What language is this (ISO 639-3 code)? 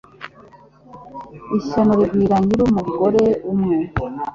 kin